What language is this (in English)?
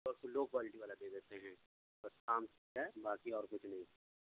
Urdu